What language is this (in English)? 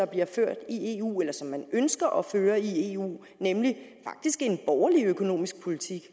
Danish